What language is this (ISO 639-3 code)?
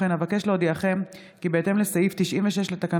heb